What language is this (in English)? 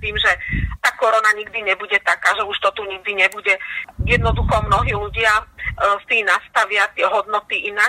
Slovak